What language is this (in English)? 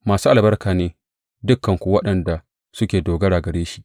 Hausa